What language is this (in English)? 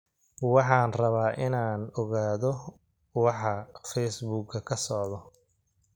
Somali